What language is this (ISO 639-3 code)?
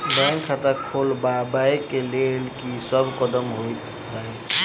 mai